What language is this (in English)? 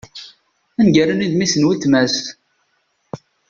Kabyle